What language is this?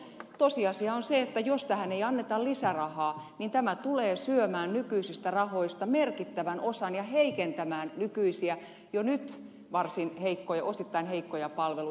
Finnish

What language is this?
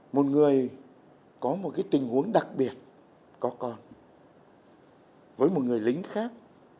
Vietnamese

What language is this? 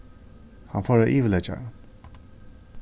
Faroese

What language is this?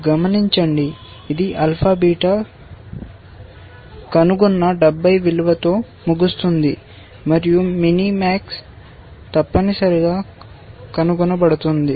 Telugu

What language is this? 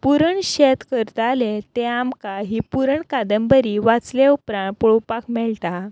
Konkani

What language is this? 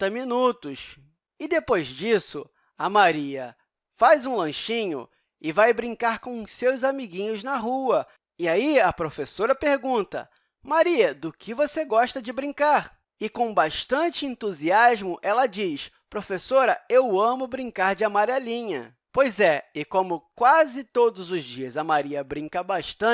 Portuguese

